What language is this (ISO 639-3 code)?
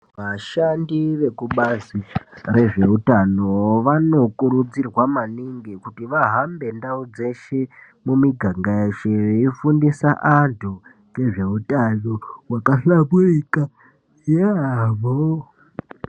ndc